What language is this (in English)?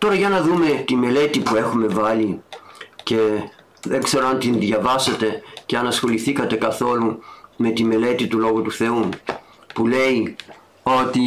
Greek